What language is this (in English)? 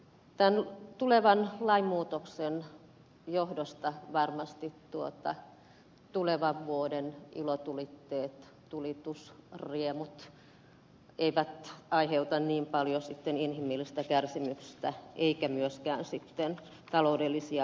Finnish